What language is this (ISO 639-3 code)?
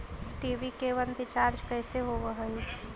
mag